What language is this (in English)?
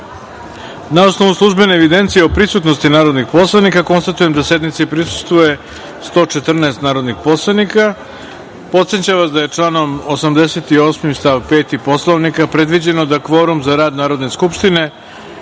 Serbian